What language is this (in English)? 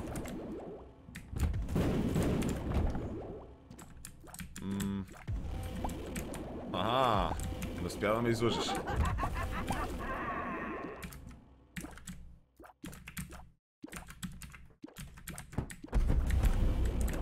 Bulgarian